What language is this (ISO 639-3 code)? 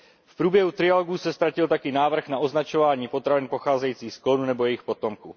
ces